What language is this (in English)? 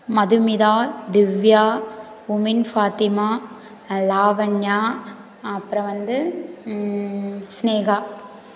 Tamil